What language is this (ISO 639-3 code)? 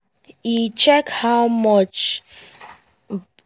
pcm